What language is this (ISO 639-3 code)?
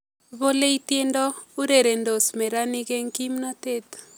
kln